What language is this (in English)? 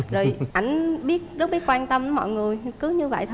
Vietnamese